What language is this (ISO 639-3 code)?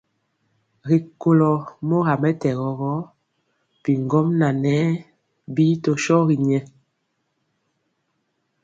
mcx